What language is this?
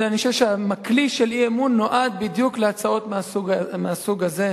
Hebrew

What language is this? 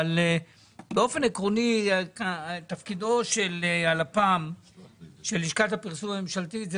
Hebrew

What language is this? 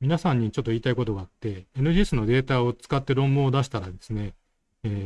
Japanese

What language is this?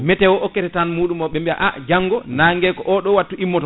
Fula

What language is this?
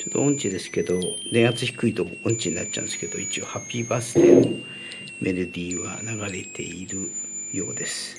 Japanese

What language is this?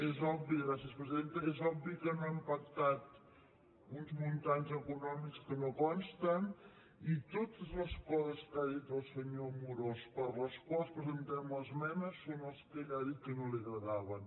Catalan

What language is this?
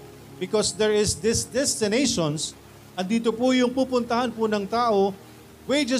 Filipino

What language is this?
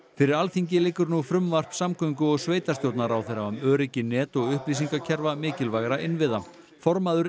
Icelandic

